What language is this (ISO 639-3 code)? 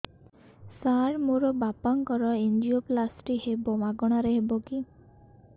ori